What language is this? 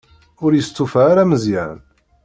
Kabyle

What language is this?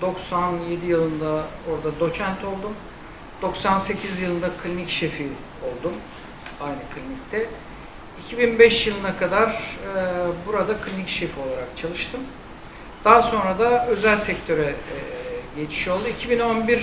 Turkish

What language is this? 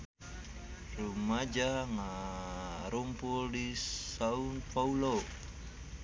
Sundanese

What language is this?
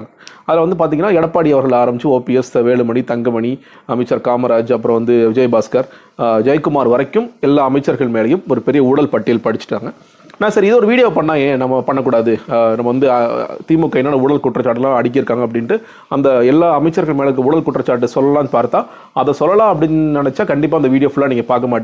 Tamil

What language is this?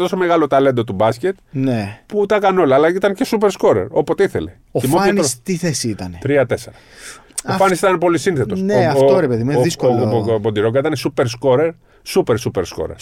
Greek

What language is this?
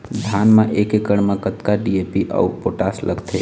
Chhattisgarhi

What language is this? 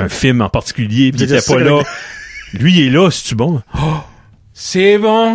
French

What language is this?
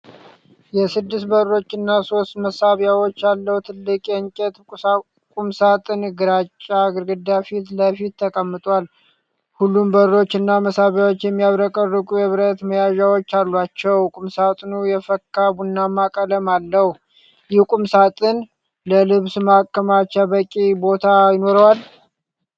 Amharic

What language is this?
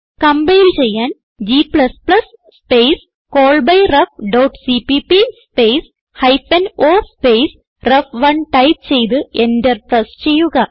Malayalam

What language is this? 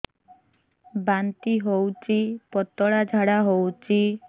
Odia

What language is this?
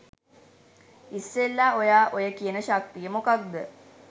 Sinhala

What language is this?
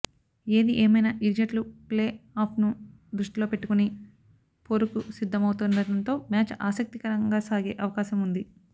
Telugu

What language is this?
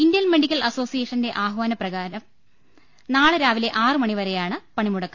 Malayalam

